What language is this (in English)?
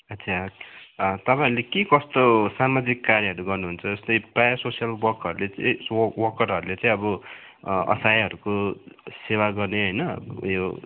Nepali